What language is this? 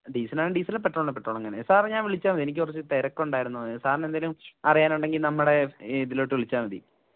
Malayalam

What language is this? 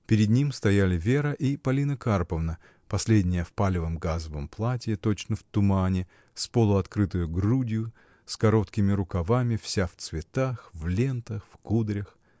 Russian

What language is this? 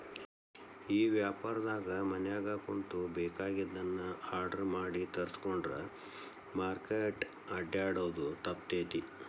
Kannada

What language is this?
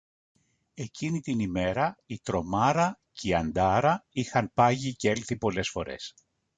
Greek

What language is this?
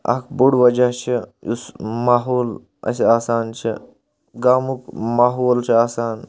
Kashmiri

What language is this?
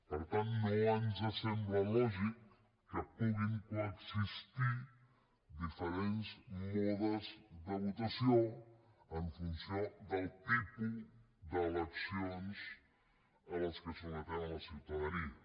Catalan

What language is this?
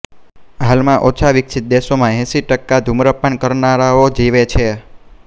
Gujarati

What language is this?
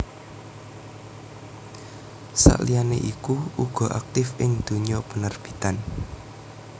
Javanese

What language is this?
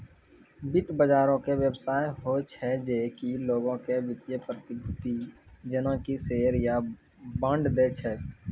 Maithili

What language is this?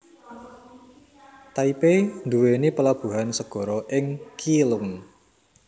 Javanese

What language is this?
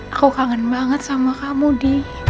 Indonesian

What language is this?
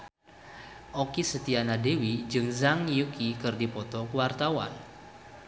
Sundanese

